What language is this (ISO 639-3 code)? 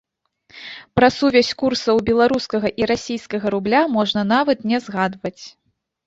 bel